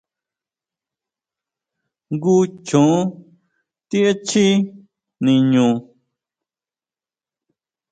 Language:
Huautla Mazatec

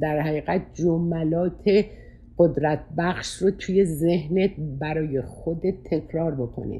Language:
Persian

